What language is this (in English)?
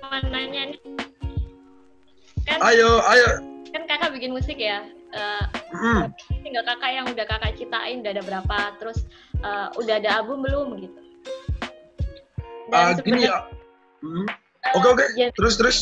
Indonesian